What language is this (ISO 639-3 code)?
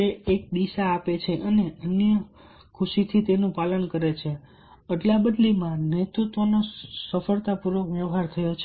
guj